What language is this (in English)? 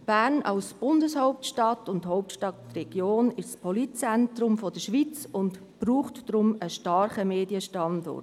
Swiss German